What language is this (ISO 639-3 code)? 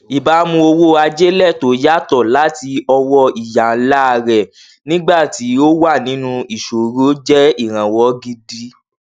yor